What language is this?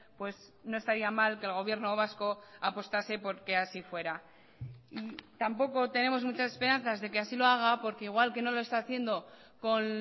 Spanish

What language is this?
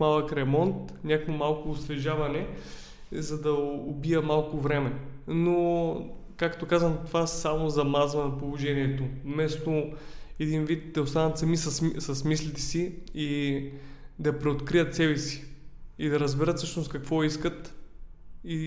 Bulgarian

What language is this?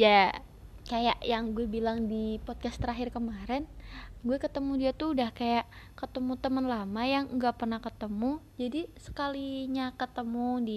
Indonesian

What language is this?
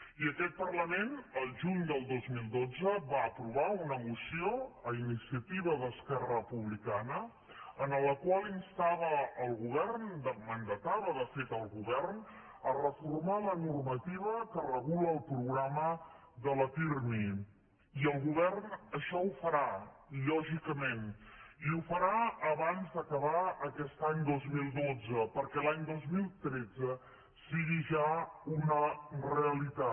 Catalan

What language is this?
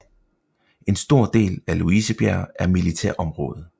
Danish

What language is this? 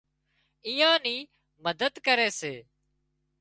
Wadiyara Koli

